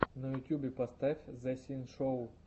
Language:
Russian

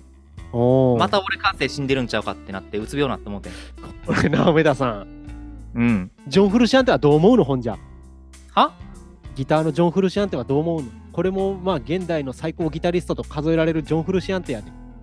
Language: Japanese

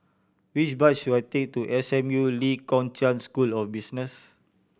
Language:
English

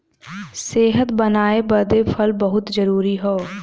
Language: Bhojpuri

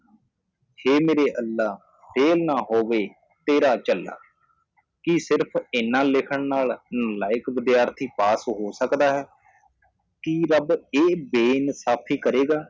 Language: Punjabi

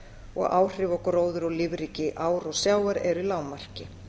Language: Icelandic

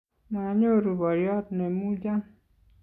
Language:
Kalenjin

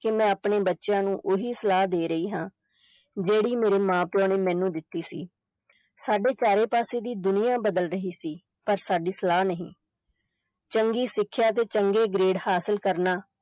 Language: Punjabi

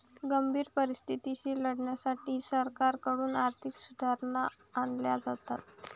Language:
Marathi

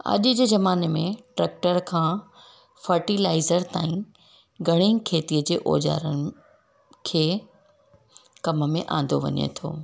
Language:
Sindhi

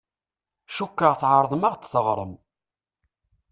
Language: Kabyle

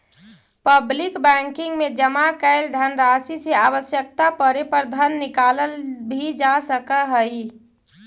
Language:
Magahi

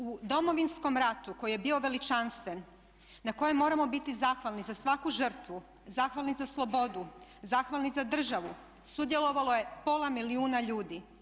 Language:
Croatian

